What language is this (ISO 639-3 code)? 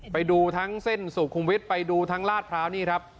tha